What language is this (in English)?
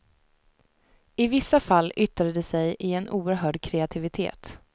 Swedish